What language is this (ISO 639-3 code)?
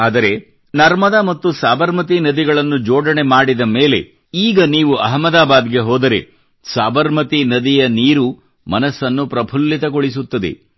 kan